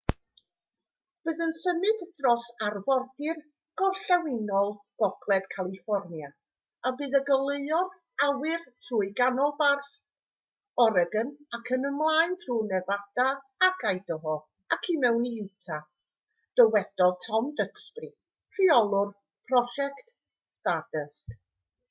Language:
Welsh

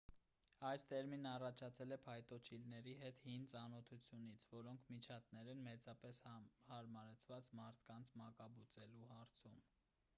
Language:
Armenian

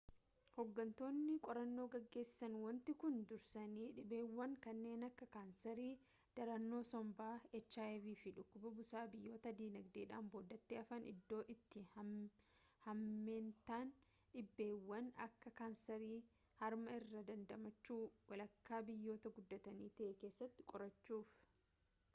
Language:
Oromo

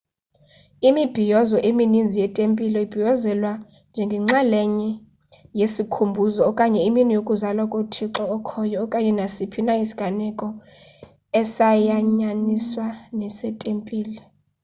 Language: Xhosa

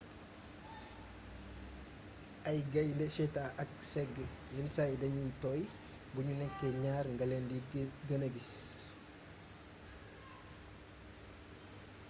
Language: Wolof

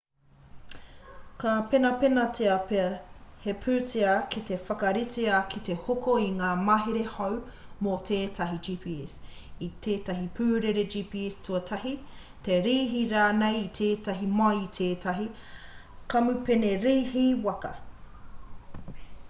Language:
Māori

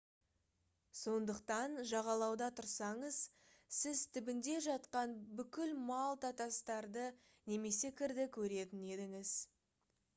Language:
Kazakh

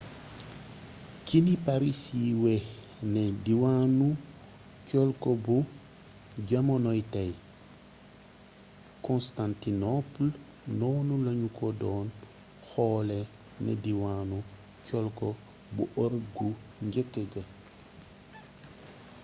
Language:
Wolof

